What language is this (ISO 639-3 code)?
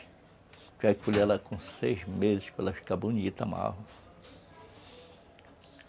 por